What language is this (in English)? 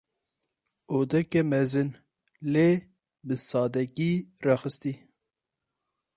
Kurdish